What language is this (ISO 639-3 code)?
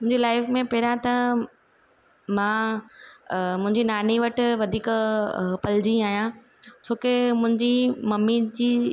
snd